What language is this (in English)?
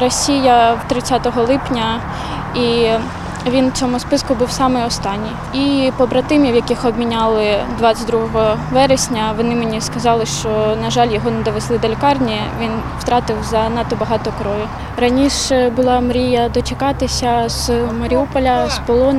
Ukrainian